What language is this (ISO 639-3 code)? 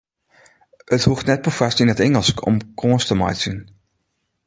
fry